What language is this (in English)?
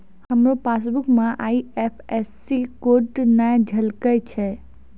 Maithili